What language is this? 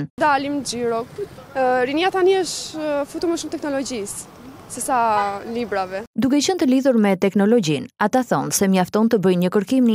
Dutch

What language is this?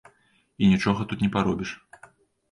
Belarusian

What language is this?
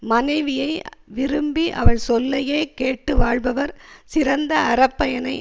Tamil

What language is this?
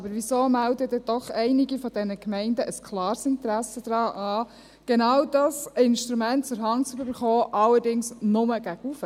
Swiss German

